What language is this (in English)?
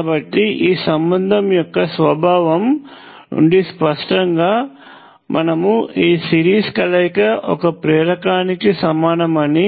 Telugu